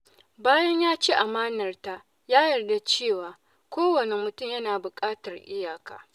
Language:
Hausa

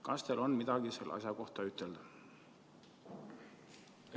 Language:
Estonian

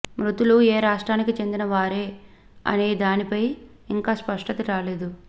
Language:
Telugu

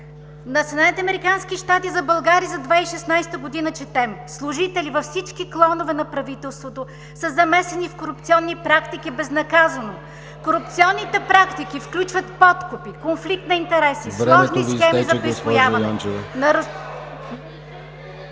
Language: Bulgarian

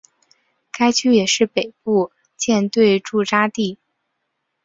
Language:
Chinese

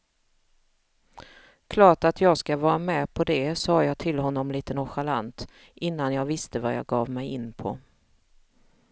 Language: Swedish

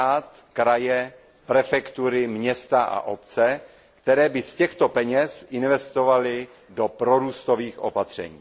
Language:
Czech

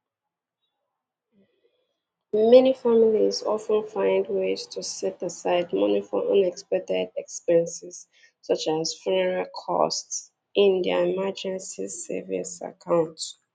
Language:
Igbo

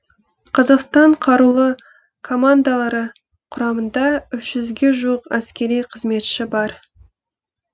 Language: Kazakh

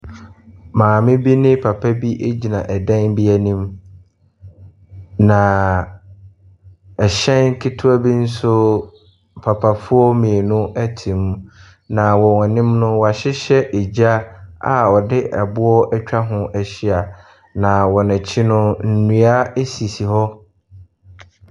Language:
Akan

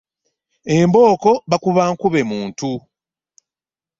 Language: Ganda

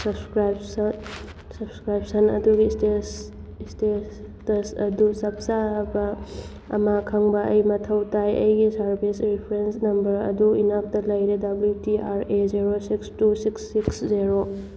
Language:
Manipuri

